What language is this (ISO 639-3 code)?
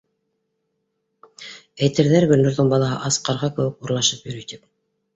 bak